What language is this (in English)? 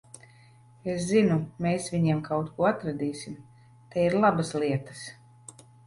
Latvian